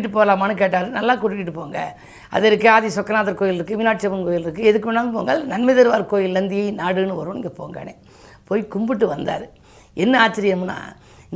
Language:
Tamil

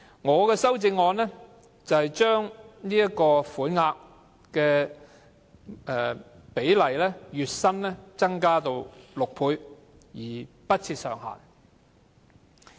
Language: Cantonese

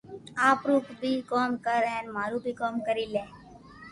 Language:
Loarki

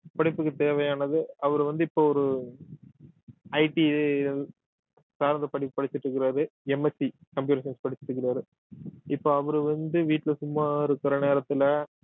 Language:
Tamil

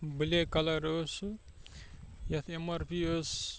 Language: Kashmiri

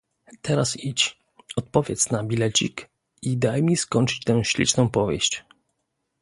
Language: Polish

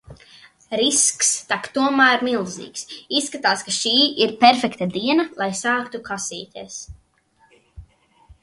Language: Latvian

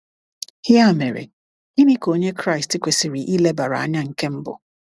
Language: Igbo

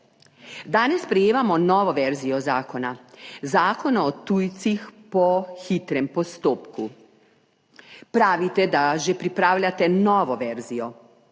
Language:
Slovenian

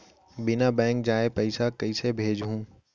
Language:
Chhattisgarhi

